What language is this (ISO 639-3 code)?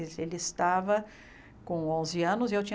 por